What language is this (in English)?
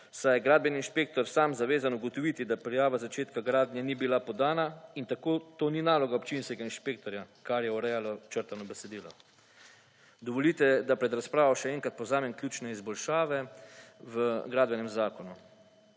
Slovenian